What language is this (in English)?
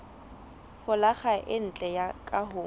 Southern Sotho